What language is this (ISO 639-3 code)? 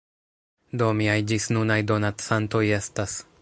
epo